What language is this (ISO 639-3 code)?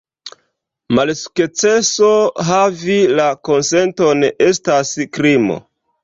epo